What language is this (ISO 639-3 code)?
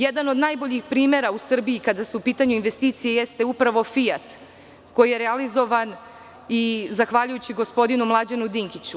srp